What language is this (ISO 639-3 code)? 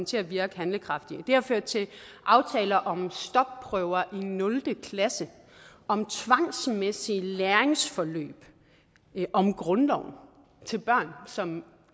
dan